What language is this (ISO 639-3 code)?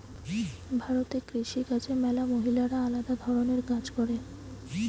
ben